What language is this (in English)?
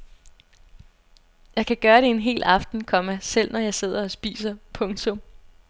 Danish